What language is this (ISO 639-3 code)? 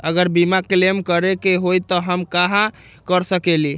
mag